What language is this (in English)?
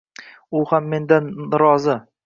Uzbek